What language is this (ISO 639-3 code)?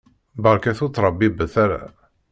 kab